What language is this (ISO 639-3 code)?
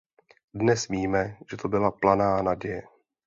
ces